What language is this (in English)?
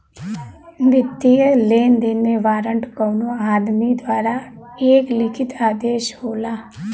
Bhojpuri